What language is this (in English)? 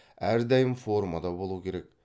Kazakh